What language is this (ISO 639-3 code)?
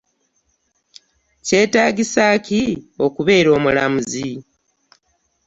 lug